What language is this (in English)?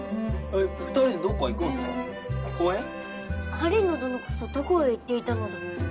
Japanese